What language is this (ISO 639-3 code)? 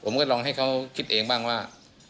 tha